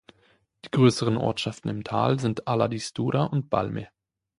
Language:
German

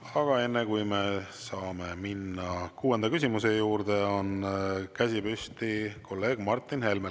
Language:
Estonian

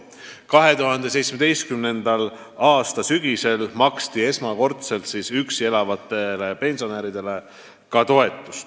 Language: Estonian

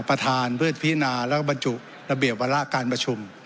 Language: Thai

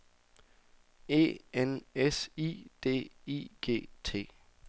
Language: Danish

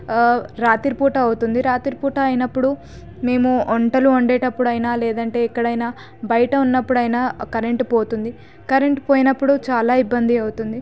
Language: Telugu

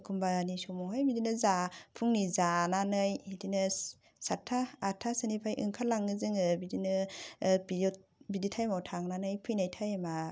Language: Bodo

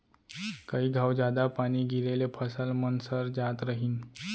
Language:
Chhattisgarhi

